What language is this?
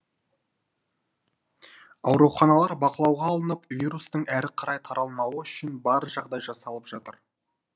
Kazakh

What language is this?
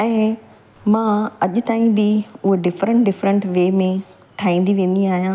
Sindhi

